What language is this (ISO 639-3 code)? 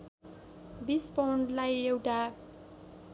nep